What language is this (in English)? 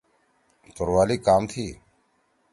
Torwali